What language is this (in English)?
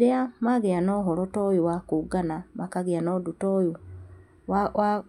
Kikuyu